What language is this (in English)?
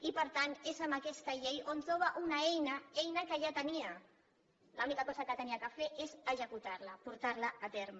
Catalan